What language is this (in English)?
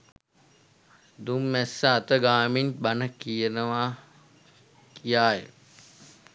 Sinhala